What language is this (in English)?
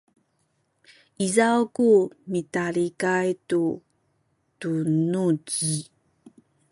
Sakizaya